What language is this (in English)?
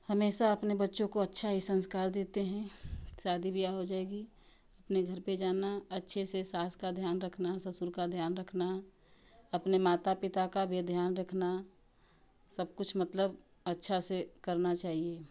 Hindi